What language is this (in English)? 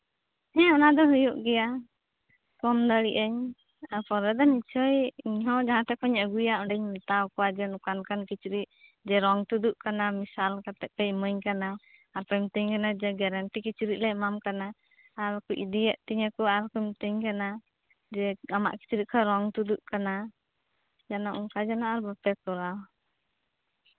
Santali